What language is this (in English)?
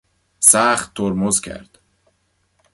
Persian